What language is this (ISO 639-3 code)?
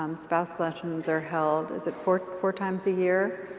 eng